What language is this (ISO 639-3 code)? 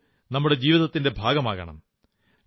mal